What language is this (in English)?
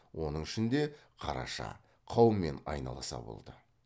Kazakh